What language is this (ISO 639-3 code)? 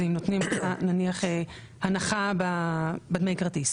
heb